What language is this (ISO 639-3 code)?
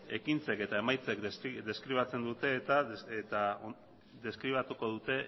eus